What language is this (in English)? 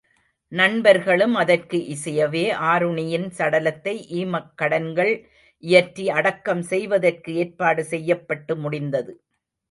Tamil